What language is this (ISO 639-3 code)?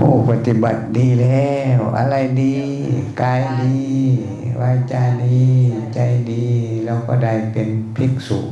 tha